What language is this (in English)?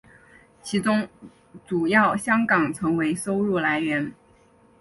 Chinese